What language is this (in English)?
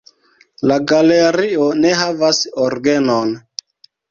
Esperanto